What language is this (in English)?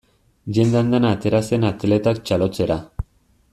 Basque